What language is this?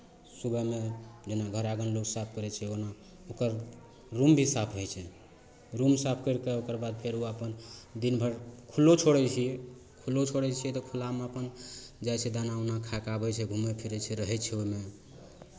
Maithili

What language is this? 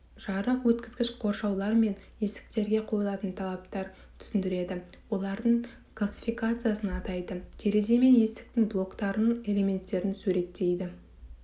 Kazakh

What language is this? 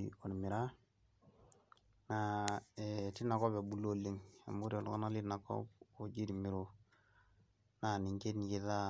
Masai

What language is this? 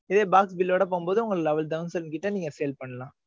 Tamil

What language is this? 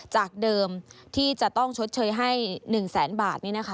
Thai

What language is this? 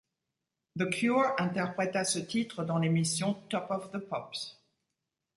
French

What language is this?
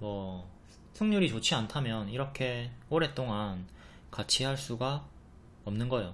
Korean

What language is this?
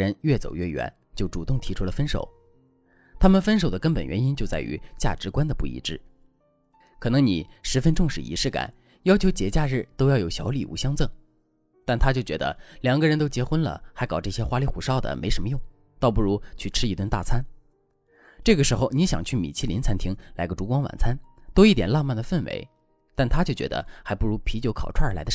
Chinese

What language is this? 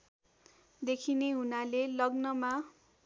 Nepali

